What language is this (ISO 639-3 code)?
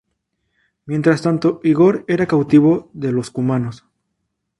spa